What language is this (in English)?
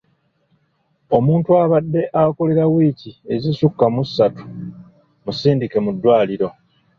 Ganda